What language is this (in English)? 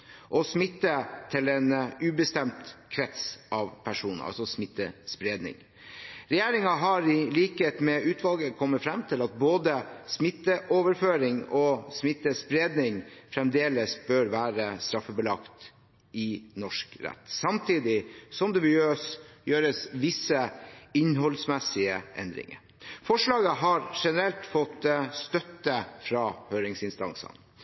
Norwegian Bokmål